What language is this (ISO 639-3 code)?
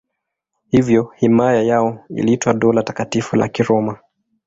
swa